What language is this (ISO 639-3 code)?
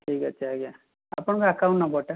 ori